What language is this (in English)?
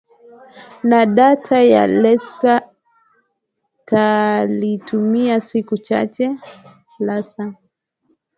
Swahili